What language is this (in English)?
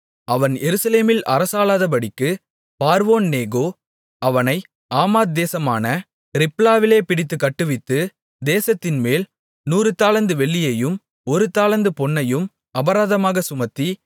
Tamil